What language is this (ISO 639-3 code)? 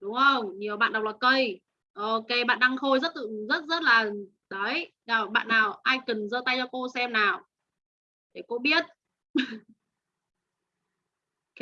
vie